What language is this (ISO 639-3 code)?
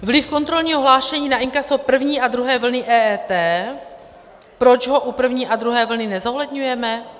ces